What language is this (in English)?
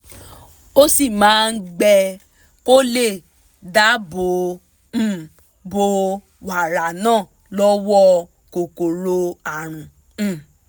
Yoruba